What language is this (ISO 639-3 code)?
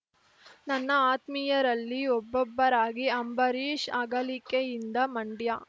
kan